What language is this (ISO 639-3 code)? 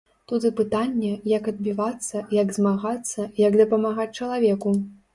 bel